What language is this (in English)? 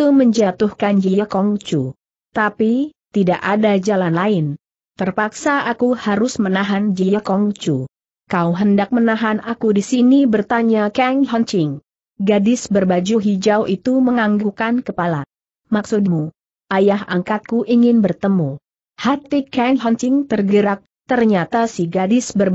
Indonesian